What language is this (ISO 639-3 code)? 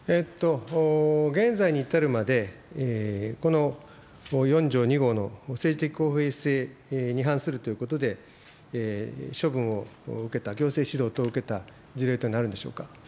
jpn